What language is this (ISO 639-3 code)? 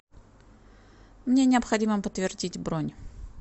rus